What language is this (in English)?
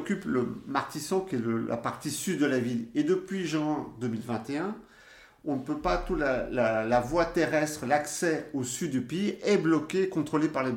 French